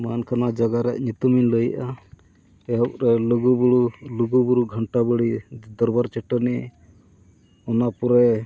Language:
Santali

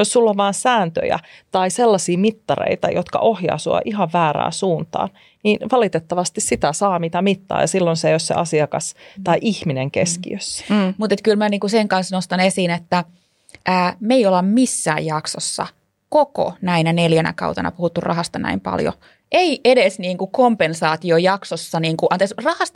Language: Finnish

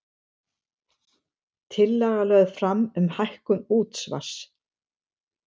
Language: Icelandic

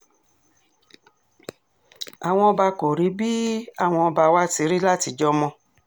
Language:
Yoruba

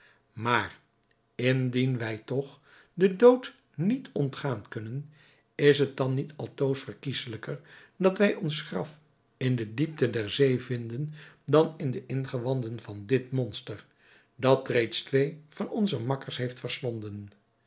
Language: Dutch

